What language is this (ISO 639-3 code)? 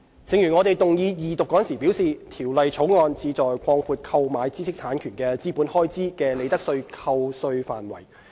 yue